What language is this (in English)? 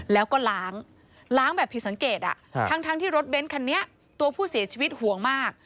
Thai